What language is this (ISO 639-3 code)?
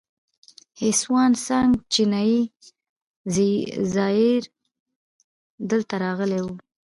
pus